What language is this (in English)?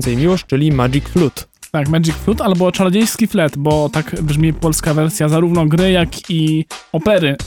Polish